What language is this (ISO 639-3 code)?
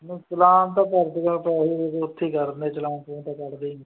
pan